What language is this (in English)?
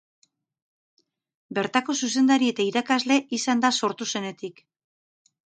Basque